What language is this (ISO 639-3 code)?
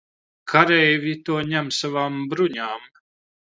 lav